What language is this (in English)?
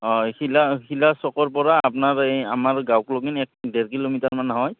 Assamese